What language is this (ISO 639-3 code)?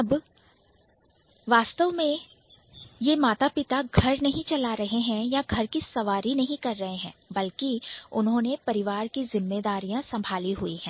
hin